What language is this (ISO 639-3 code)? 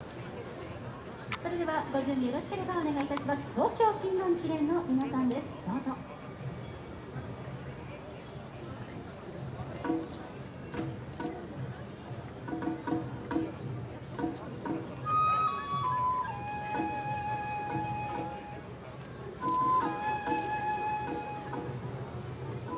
jpn